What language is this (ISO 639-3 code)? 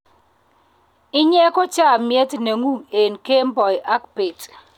kln